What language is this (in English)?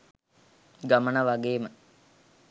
Sinhala